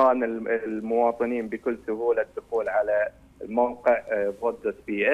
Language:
Arabic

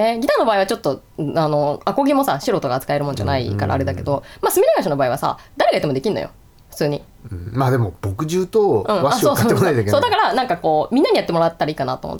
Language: Japanese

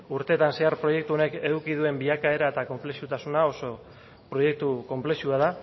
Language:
Basque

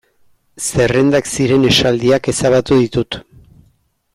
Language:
Basque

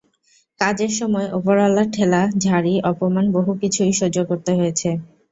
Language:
Bangla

